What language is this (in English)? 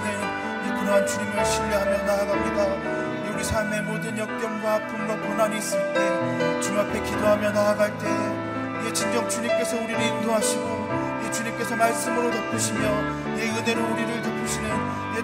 Korean